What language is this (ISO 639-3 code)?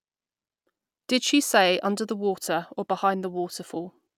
eng